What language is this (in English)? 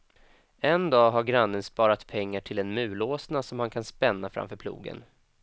Swedish